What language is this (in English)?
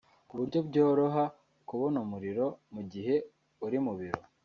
Kinyarwanda